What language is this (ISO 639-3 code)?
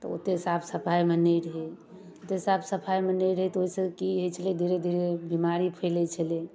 mai